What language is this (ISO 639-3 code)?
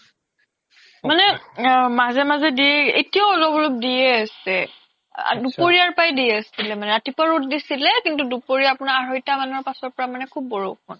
asm